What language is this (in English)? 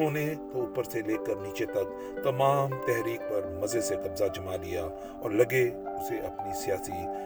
Urdu